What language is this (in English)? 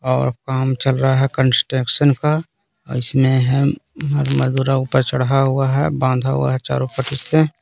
Hindi